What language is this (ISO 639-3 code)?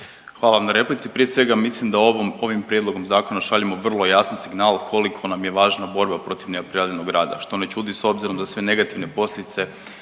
hrv